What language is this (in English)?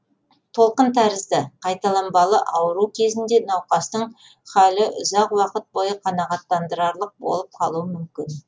Kazakh